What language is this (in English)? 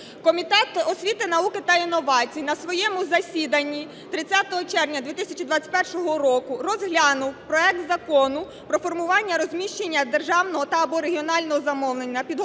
Ukrainian